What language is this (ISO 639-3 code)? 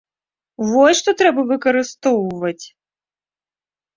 bel